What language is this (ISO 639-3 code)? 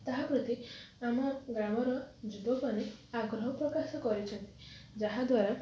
ori